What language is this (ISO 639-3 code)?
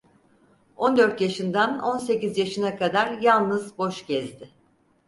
tur